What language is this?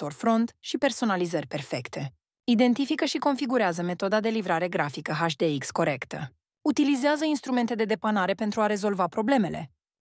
Romanian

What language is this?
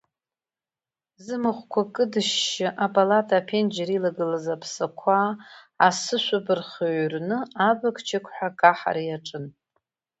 Abkhazian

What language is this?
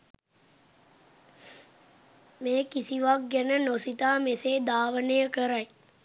Sinhala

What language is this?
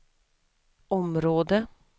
Swedish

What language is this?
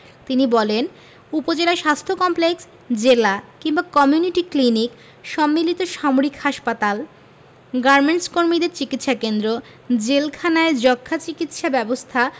Bangla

